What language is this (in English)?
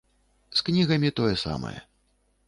Belarusian